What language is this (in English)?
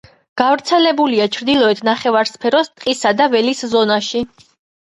Georgian